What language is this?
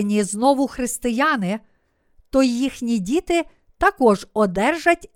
Ukrainian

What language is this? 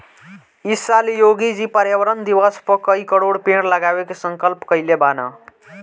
Bhojpuri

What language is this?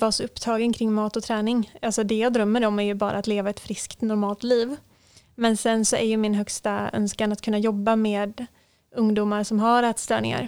Swedish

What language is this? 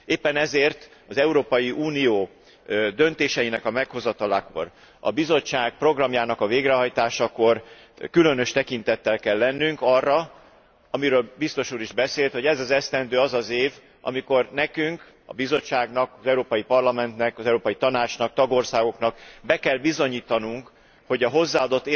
Hungarian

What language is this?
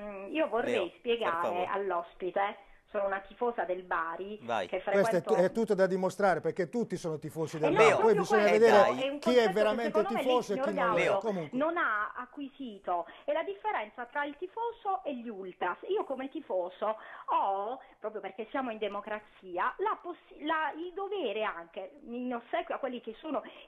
Italian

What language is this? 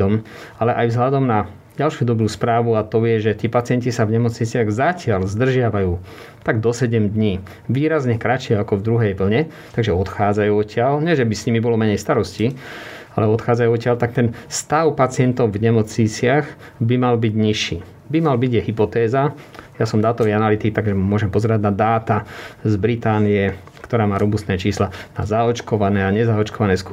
Slovak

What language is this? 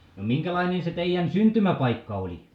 Finnish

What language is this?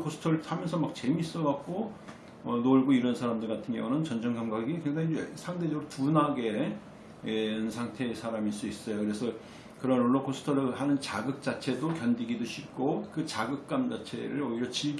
Korean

